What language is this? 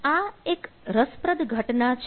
Gujarati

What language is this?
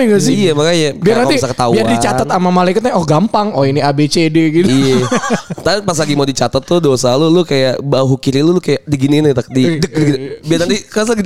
Indonesian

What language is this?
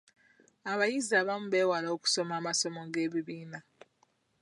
Ganda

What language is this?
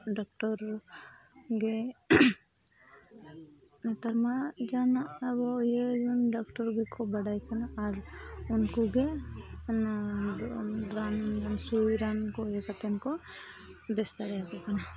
Santali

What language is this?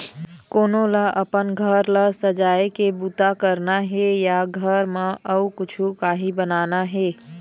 Chhattisgarhi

